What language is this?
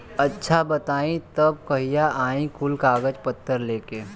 Bhojpuri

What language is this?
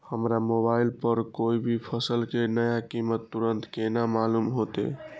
Maithili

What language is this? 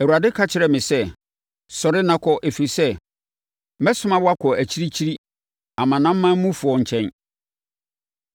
Akan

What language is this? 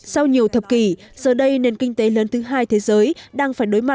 Vietnamese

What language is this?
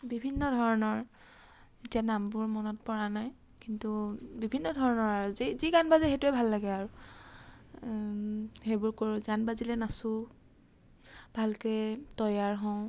Assamese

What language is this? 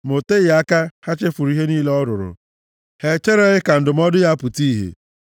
Igbo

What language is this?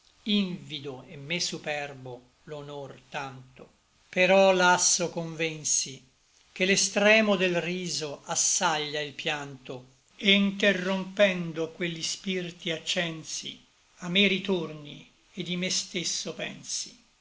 Italian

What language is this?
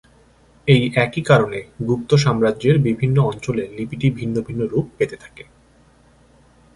Bangla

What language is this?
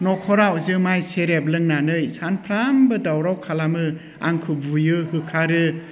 Bodo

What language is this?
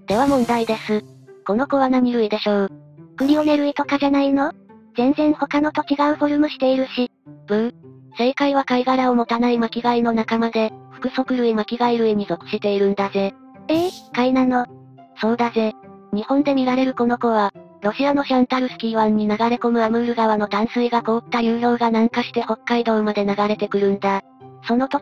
Japanese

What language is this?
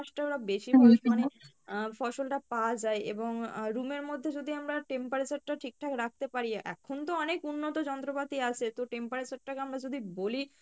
Bangla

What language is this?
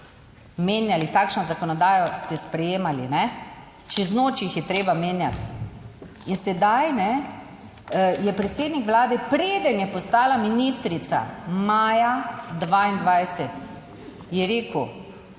Slovenian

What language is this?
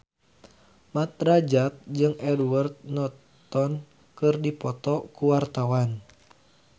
Sundanese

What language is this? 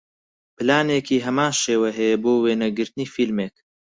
Central Kurdish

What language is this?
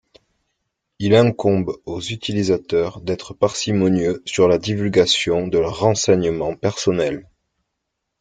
French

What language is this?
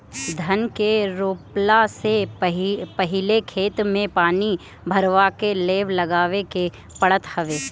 Bhojpuri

